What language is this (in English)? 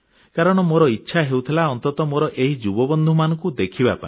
Odia